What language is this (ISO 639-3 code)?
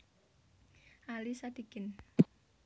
jav